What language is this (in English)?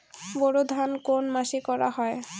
Bangla